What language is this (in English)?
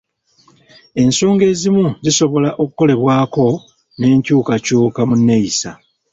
Ganda